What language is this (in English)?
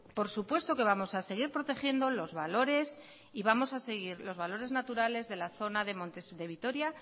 Spanish